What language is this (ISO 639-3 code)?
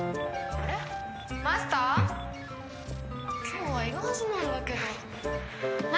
jpn